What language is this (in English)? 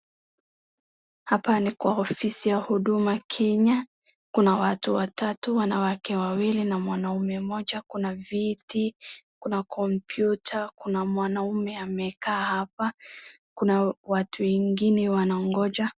Swahili